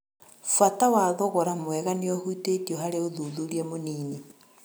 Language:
Kikuyu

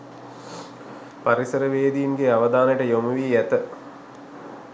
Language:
Sinhala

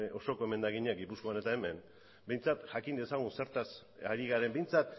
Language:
Basque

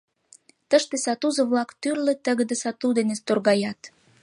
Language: Mari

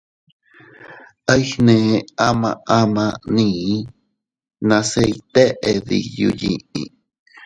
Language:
Teutila Cuicatec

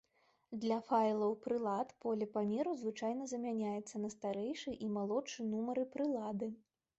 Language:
Belarusian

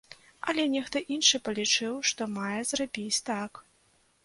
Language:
Belarusian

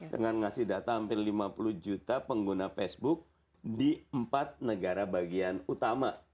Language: Indonesian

